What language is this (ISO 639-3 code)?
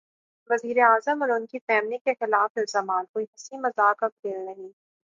urd